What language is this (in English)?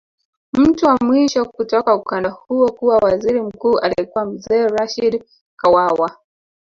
Swahili